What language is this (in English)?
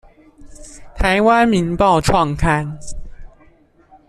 Chinese